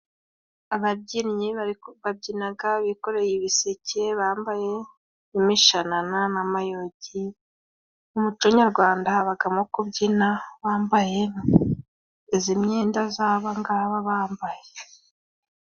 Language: Kinyarwanda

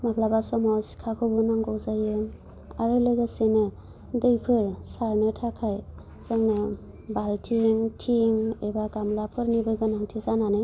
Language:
Bodo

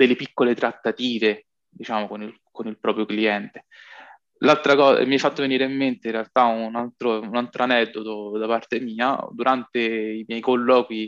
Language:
Italian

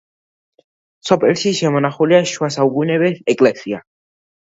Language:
Georgian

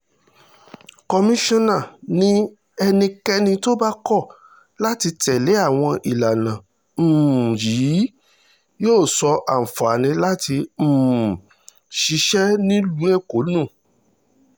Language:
Yoruba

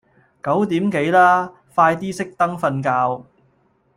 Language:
Cantonese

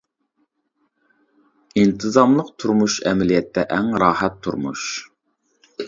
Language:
Uyghur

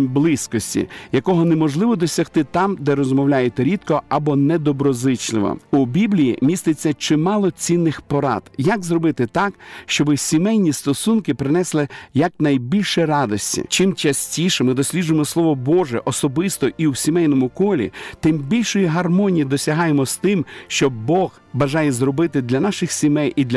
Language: Ukrainian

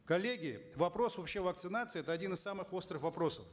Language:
Kazakh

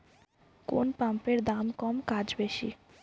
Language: Bangla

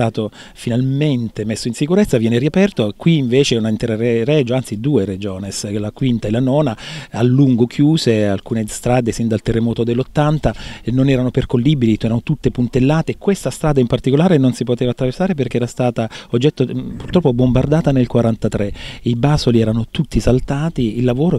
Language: Italian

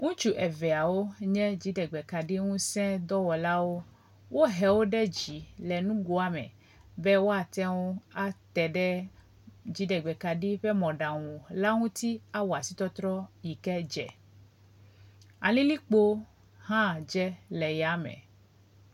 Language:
Ewe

